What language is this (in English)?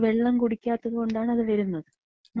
Malayalam